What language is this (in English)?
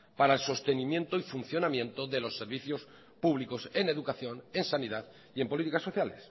Spanish